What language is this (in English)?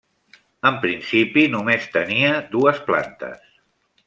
Catalan